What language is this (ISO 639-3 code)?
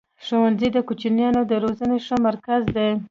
pus